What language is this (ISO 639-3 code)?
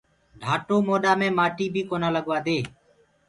ggg